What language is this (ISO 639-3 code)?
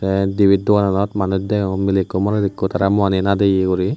ccp